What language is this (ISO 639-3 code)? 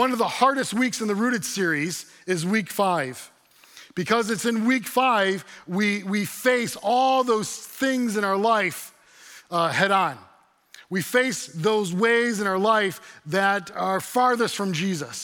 eng